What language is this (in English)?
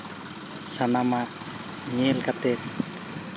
Santali